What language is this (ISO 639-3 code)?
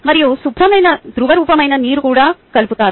tel